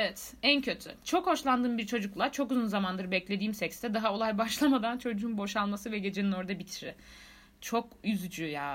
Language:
Turkish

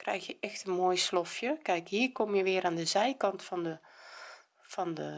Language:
Dutch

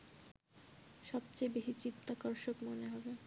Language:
Bangla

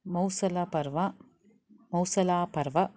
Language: Sanskrit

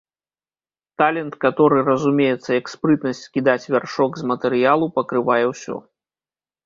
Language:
Belarusian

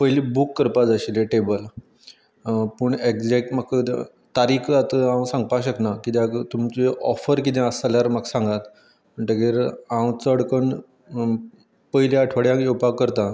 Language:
Konkani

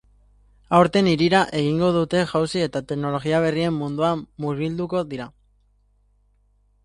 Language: Basque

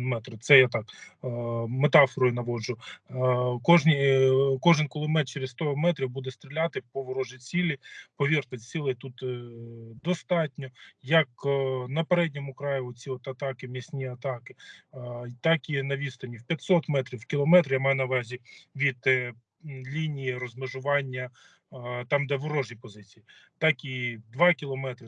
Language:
Ukrainian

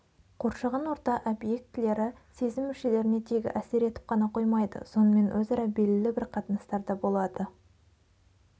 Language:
Kazakh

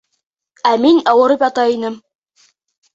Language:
Bashkir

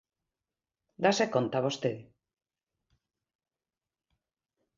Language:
Galician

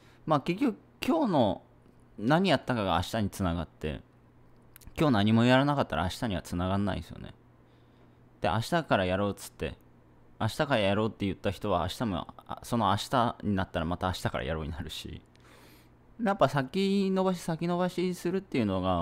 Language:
Japanese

